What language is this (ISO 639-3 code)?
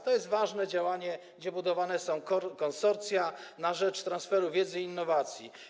pol